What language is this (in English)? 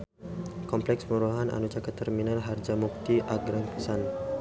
Sundanese